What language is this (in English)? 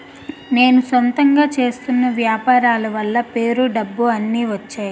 Telugu